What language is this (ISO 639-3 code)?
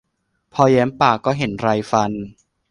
tha